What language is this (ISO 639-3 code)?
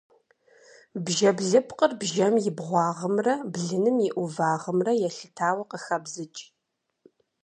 kbd